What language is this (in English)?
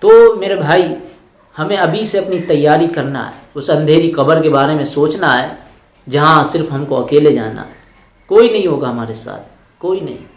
Hindi